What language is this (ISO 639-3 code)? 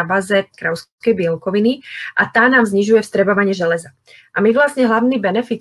slk